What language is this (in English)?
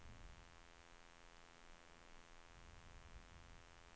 Swedish